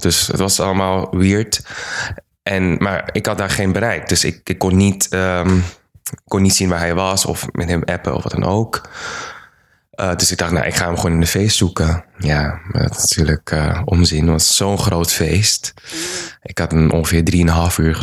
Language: Dutch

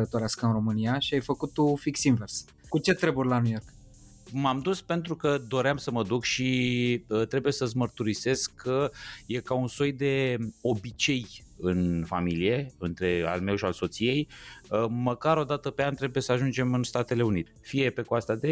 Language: Romanian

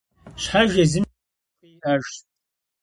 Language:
Kabardian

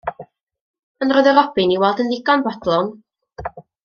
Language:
Welsh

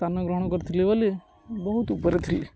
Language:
Odia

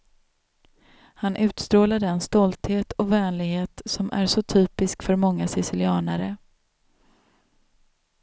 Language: Swedish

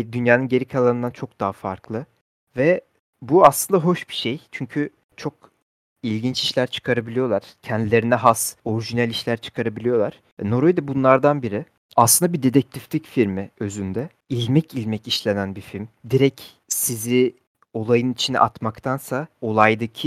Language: Turkish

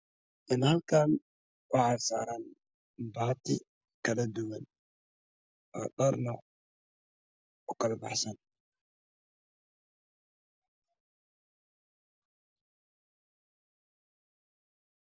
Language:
Somali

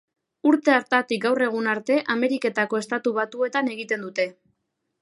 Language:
Basque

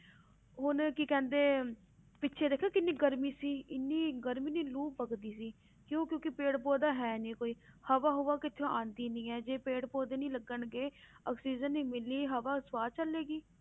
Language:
Punjabi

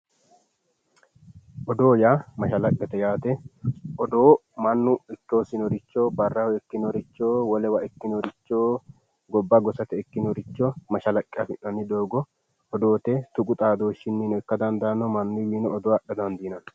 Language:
Sidamo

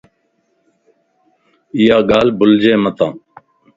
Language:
Lasi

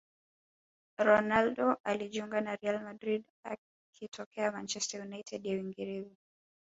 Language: Swahili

